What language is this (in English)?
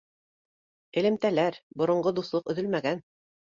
Bashkir